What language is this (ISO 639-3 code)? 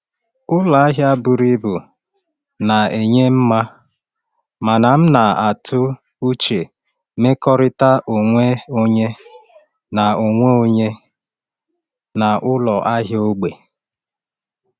ibo